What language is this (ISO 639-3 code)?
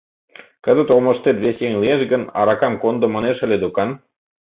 chm